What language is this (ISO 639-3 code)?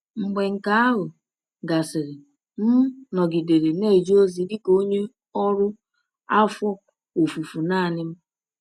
ibo